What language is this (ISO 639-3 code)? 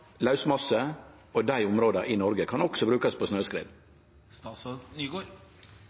nno